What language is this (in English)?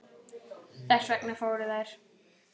Icelandic